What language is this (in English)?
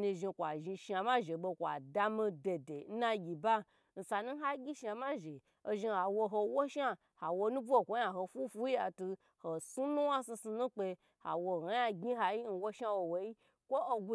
Gbagyi